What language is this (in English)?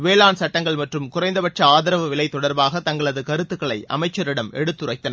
Tamil